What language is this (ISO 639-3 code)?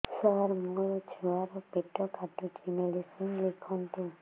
ori